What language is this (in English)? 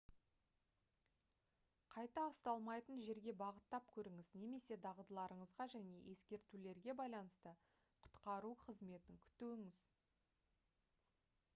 Kazakh